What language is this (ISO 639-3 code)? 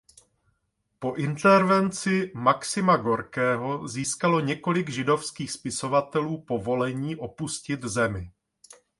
ces